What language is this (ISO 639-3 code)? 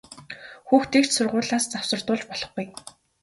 mon